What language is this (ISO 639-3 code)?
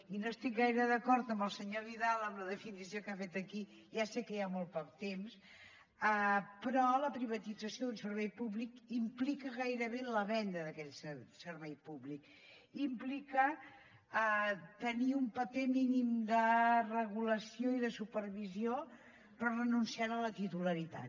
cat